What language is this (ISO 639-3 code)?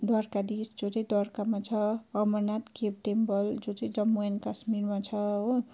nep